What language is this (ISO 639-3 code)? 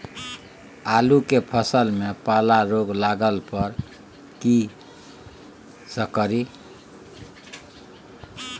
mai